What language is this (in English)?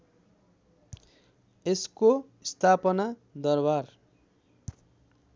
Nepali